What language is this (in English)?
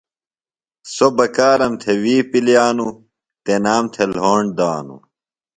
Phalura